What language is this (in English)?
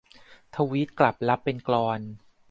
Thai